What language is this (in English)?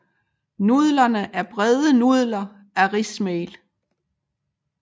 Danish